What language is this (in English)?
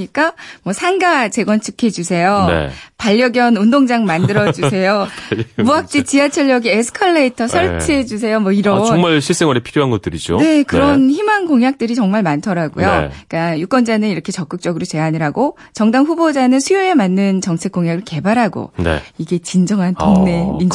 Korean